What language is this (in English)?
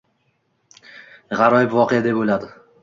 Uzbek